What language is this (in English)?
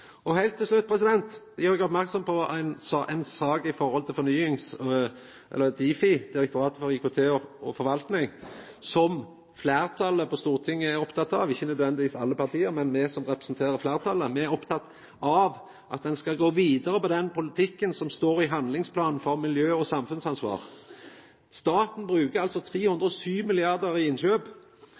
Norwegian Nynorsk